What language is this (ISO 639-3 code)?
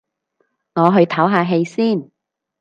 yue